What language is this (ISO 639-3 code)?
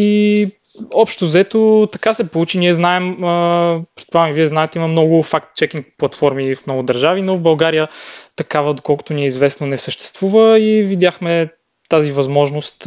bul